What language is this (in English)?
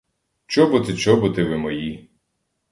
Ukrainian